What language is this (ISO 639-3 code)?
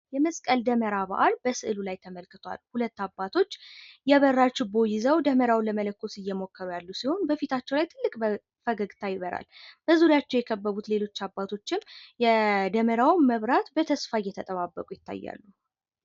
amh